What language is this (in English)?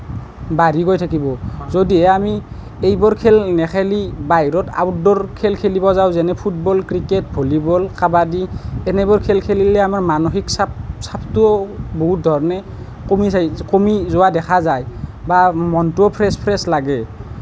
Assamese